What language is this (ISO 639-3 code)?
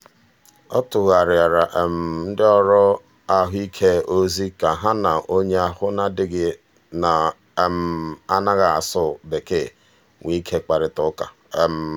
ibo